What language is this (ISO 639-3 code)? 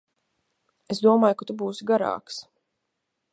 lav